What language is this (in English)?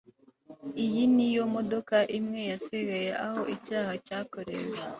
Kinyarwanda